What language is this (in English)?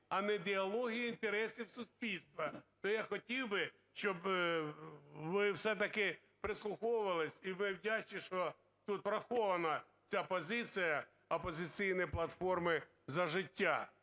Ukrainian